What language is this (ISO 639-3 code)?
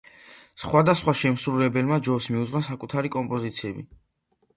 kat